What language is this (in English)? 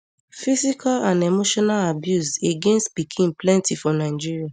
Nigerian Pidgin